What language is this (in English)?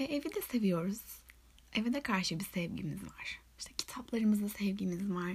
Turkish